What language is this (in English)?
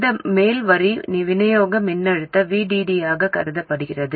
Tamil